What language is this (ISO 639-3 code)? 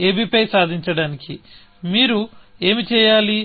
tel